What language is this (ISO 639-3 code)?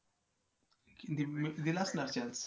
mar